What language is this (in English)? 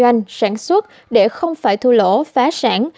Vietnamese